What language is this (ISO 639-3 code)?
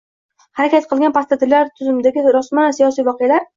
uzb